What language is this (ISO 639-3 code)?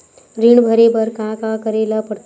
hne